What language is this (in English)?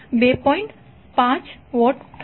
Gujarati